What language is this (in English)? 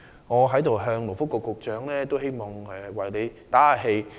Cantonese